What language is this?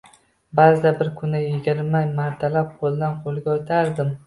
Uzbek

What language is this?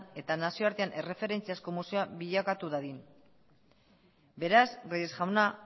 Basque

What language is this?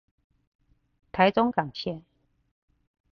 Chinese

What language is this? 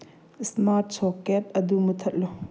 Manipuri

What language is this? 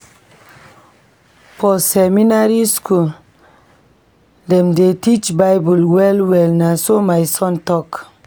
Nigerian Pidgin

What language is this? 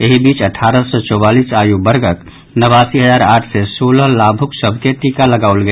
Maithili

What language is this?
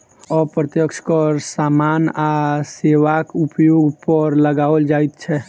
Maithili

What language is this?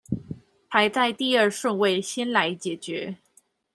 Chinese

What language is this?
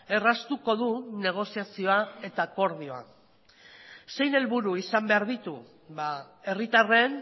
Basque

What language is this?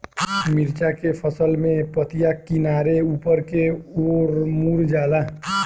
Bhojpuri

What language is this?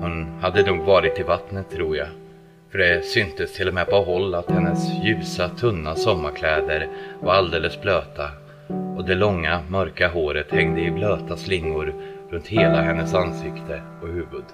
Swedish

